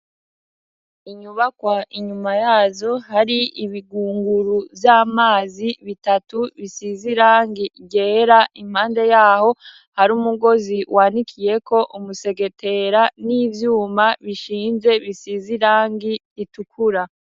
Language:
Rundi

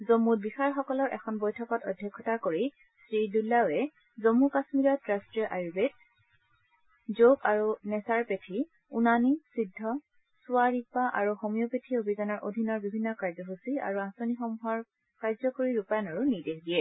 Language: Assamese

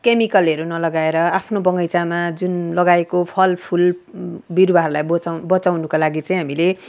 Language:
Nepali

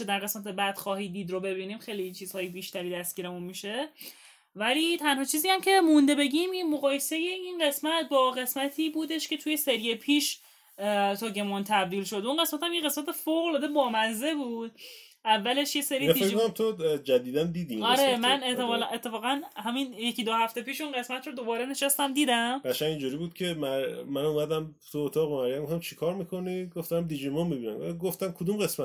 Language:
Persian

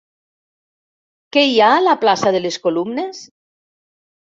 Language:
Catalan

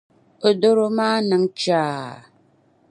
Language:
Dagbani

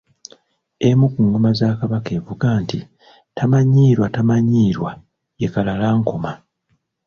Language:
Ganda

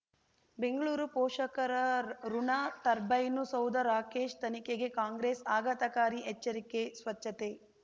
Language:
Kannada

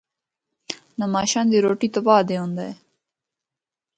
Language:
Northern Hindko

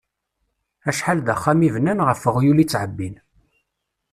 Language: Kabyle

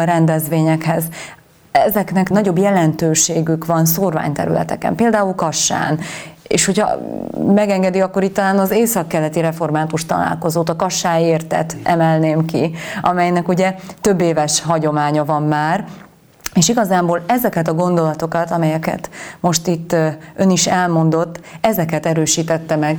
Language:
Hungarian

